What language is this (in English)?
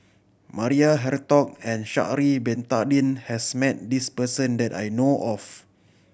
English